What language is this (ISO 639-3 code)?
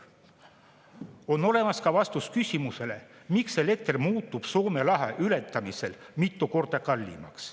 est